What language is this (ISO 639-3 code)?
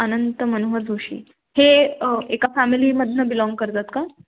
mar